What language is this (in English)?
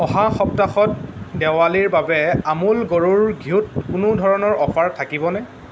Assamese